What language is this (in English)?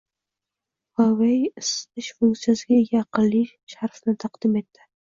Uzbek